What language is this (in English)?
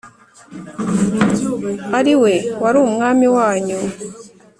Kinyarwanda